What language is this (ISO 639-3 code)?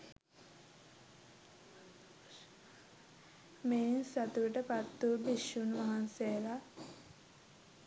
sin